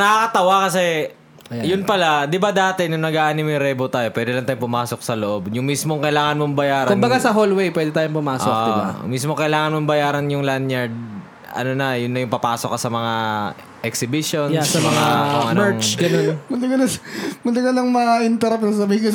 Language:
Filipino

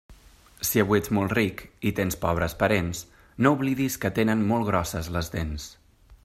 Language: Catalan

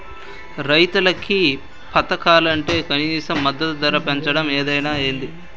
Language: Telugu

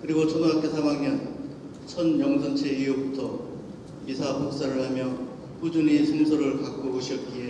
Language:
Korean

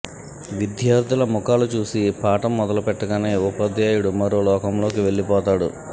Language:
Telugu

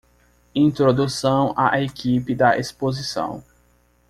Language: Portuguese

